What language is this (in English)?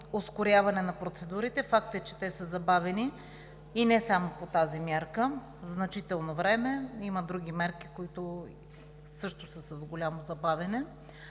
Bulgarian